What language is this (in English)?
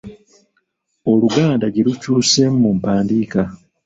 Ganda